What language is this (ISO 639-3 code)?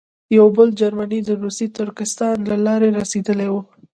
pus